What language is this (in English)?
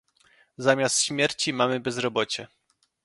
Polish